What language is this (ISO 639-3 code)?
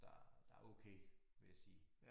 dan